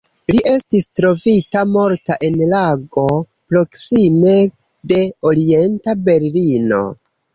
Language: Esperanto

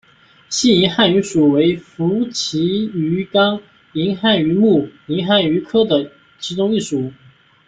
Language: Chinese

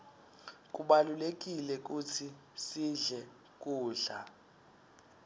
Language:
Swati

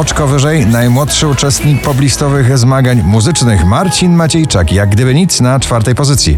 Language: Polish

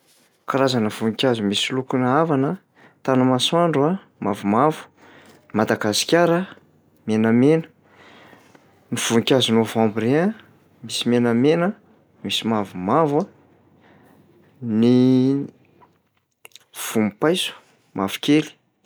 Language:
Malagasy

